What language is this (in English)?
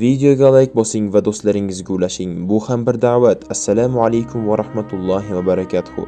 Turkish